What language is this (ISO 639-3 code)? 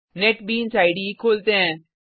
hin